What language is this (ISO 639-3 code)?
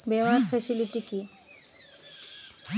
ben